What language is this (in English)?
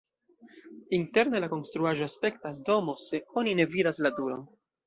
Esperanto